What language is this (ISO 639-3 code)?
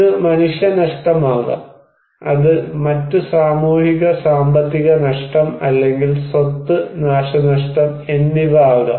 mal